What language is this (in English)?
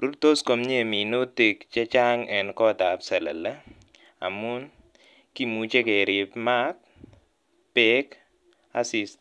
Kalenjin